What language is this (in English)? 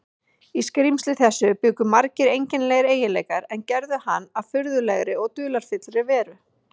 Icelandic